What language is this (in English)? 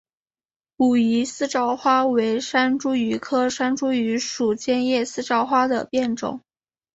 Chinese